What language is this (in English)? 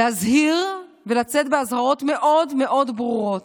Hebrew